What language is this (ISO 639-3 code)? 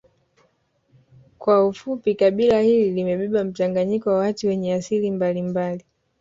swa